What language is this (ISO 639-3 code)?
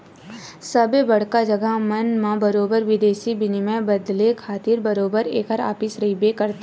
hne